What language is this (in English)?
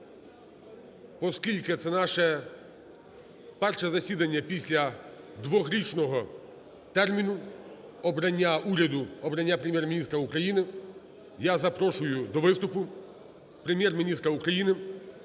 Ukrainian